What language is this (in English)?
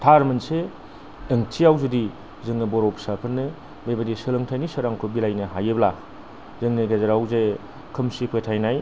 Bodo